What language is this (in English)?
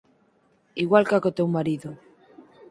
Galician